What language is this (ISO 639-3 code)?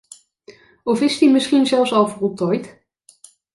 nld